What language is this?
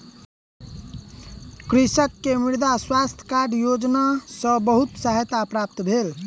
Maithili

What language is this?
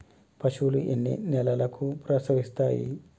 Telugu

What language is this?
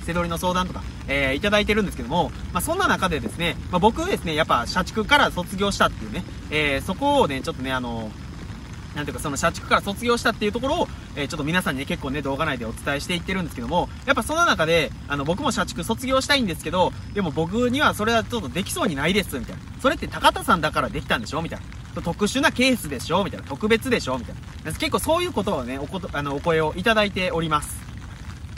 Japanese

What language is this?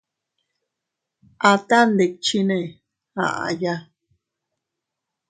Teutila Cuicatec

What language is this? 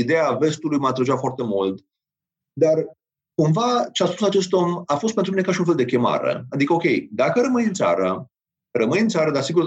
Romanian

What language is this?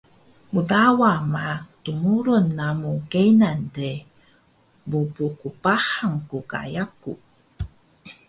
Taroko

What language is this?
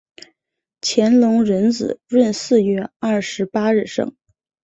Chinese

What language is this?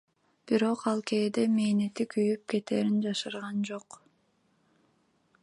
Kyrgyz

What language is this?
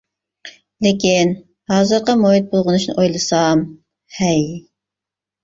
Uyghur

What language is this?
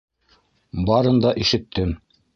Bashkir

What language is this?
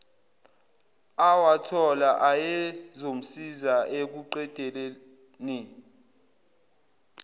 Zulu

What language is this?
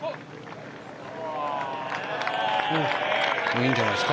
Japanese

